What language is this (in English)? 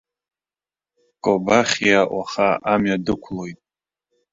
Abkhazian